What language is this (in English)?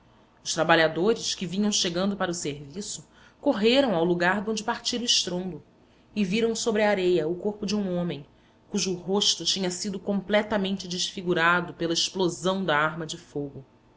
Portuguese